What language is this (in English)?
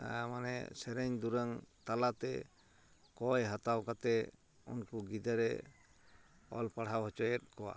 Santali